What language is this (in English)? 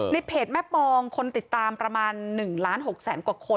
Thai